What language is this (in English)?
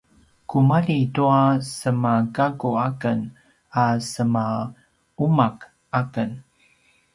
Paiwan